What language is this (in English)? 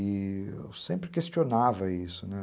Portuguese